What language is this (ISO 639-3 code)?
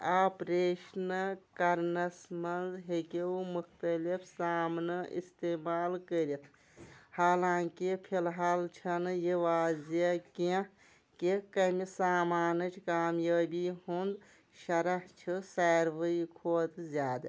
kas